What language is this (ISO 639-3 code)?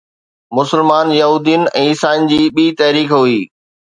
snd